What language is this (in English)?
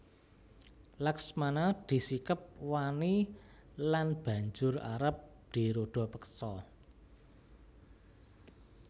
Javanese